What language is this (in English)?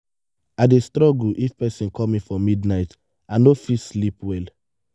Nigerian Pidgin